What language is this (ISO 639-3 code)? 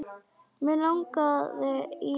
isl